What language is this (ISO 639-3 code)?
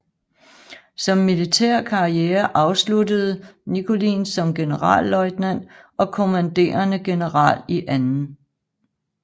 dan